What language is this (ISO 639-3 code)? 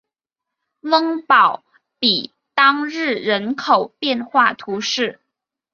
zho